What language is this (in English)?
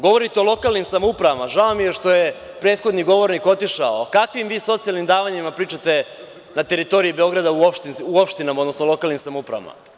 Serbian